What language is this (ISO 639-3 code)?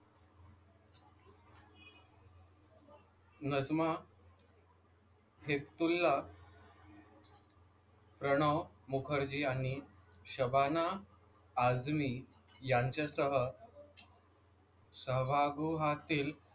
mar